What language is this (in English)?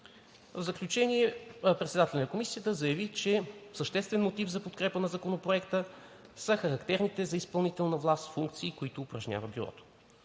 Bulgarian